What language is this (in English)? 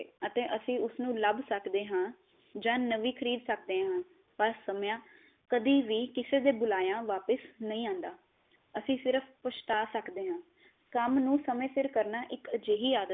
Punjabi